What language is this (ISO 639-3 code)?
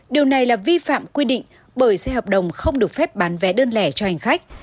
vie